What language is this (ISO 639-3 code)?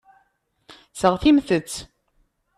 kab